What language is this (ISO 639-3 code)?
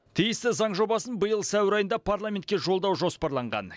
kaz